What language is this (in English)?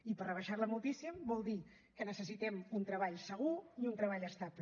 Catalan